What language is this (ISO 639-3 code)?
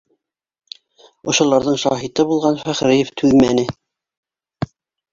bak